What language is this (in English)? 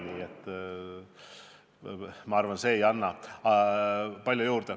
Estonian